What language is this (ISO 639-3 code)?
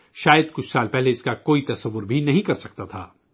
urd